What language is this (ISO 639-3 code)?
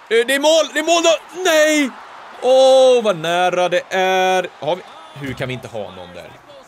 swe